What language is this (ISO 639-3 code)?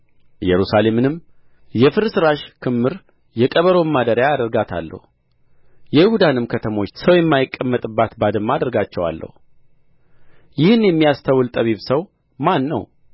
amh